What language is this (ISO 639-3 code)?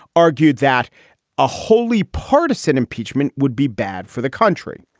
eng